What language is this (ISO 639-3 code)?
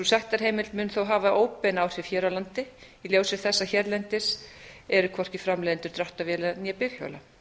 isl